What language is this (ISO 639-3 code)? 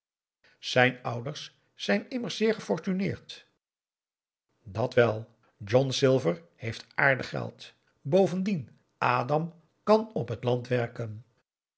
nld